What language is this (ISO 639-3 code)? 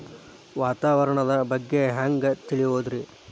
kan